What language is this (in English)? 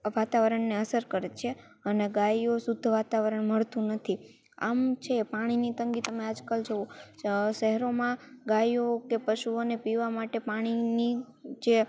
Gujarati